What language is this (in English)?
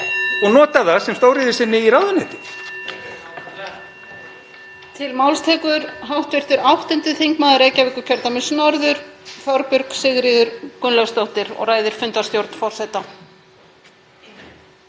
Icelandic